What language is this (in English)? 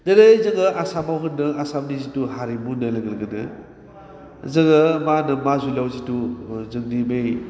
Bodo